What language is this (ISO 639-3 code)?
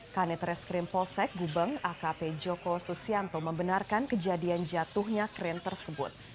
ind